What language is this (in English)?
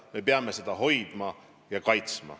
Estonian